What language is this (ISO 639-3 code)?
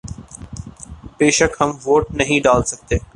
urd